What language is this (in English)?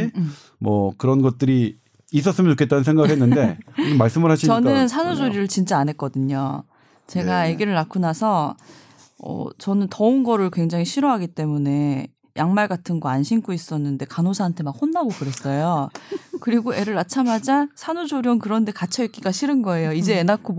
Korean